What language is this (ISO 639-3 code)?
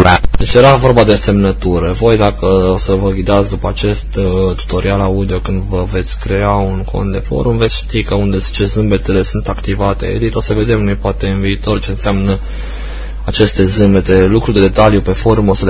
ron